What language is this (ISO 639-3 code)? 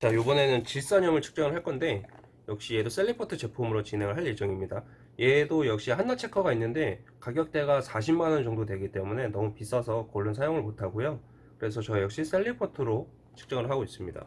kor